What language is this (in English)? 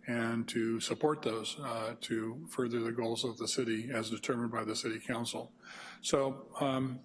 English